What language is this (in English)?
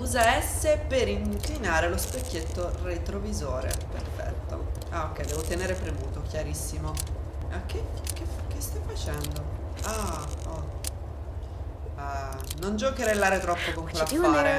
Italian